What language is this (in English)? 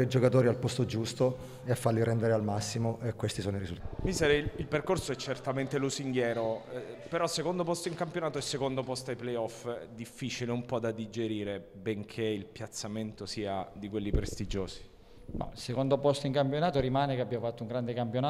Italian